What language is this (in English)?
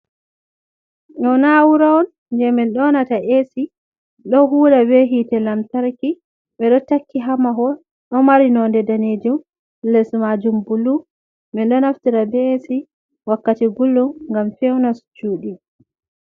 Fula